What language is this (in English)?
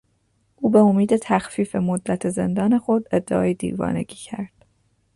Persian